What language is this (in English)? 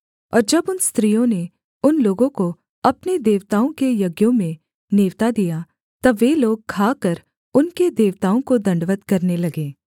Hindi